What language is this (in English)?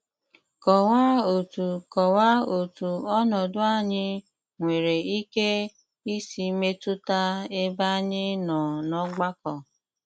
Igbo